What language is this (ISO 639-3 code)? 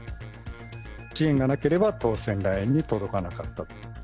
jpn